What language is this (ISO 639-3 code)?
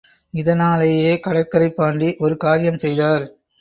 tam